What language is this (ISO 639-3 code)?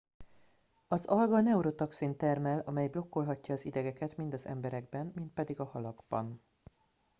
hun